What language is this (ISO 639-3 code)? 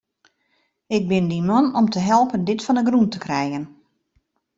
fry